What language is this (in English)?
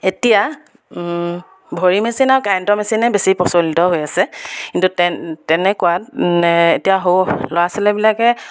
Assamese